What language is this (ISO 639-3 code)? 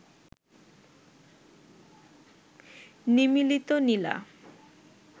ben